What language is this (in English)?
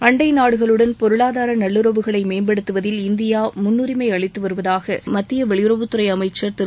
Tamil